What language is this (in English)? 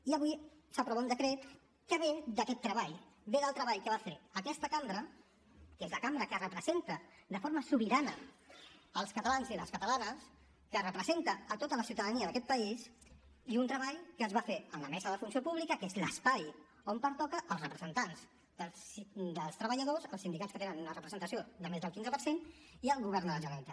Catalan